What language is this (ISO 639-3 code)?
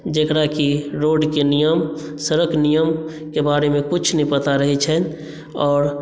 mai